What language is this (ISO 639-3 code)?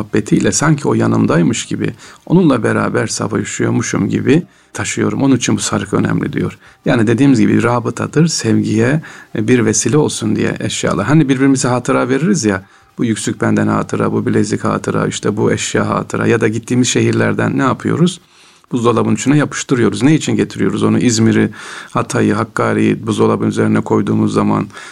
tur